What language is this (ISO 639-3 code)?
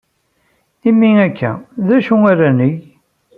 kab